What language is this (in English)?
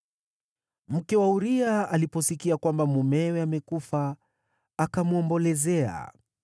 Swahili